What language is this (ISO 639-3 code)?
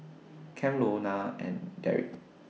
eng